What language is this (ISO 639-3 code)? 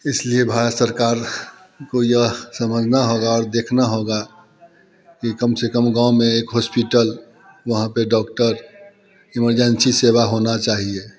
hin